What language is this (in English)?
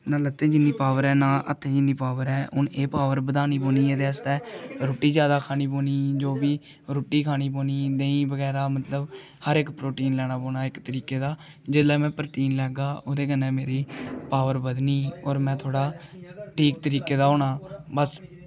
Dogri